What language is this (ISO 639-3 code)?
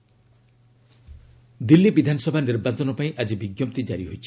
ori